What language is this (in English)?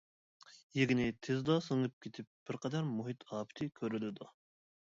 Uyghur